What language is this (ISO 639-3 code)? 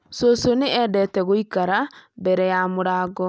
kik